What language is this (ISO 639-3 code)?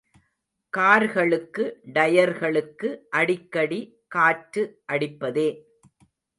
tam